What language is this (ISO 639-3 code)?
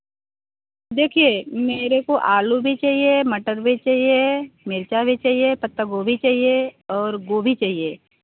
hin